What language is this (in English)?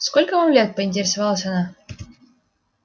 Russian